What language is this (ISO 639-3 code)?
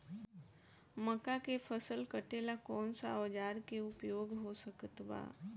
bho